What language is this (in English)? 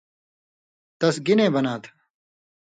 Indus Kohistani